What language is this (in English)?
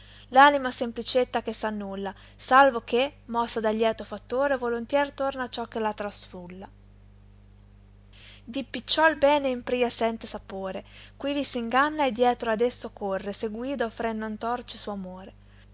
Italian